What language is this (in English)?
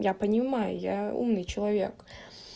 Russian